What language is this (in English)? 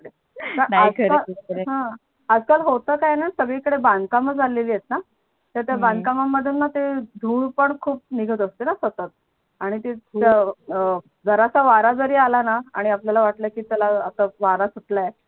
Marathi